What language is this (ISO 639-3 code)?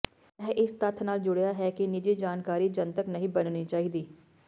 pan